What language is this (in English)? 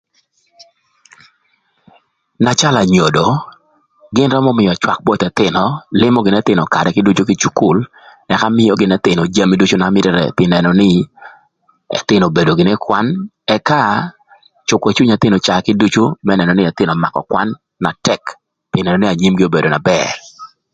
Thur